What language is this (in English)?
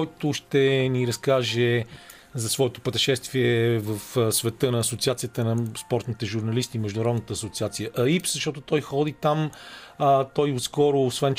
Bulgarian